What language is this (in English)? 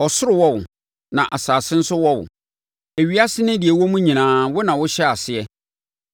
Akan